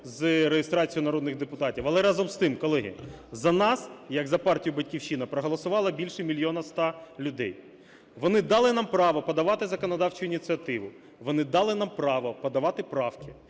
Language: Ukrainian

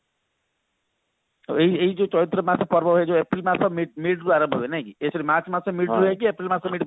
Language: Odia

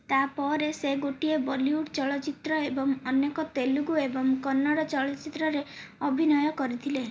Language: Odia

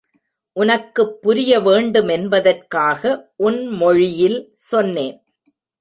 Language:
Tamil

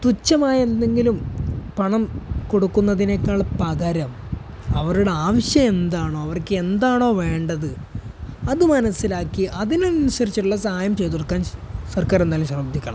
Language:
Malayalam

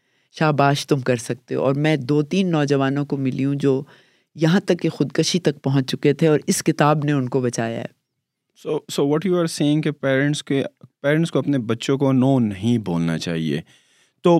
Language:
Urdu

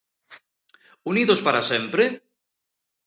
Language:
Galician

